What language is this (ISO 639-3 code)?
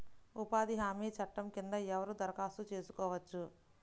tel